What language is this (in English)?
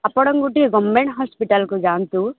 Odia